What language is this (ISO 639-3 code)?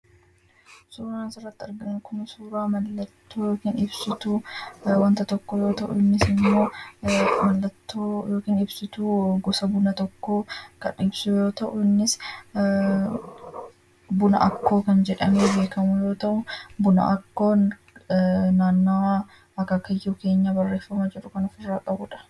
orm